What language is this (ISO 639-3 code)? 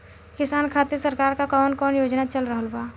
bho